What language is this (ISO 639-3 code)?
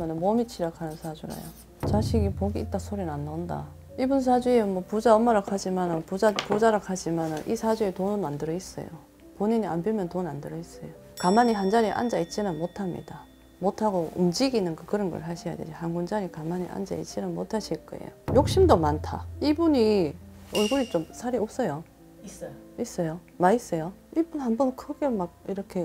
kor